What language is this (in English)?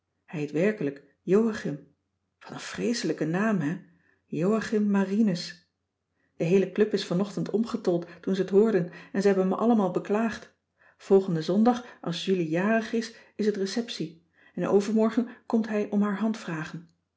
Dutch